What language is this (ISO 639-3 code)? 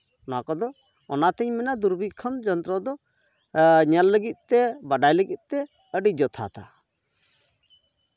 sat